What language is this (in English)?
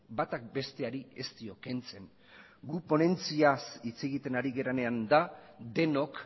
Basque